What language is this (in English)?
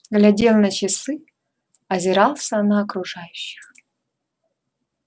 Russian